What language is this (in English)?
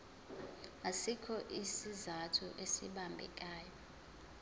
Zulu